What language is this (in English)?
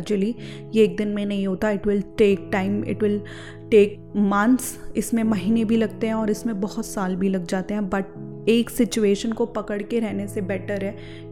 Hindi